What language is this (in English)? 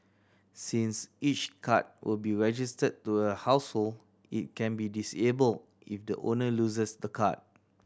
English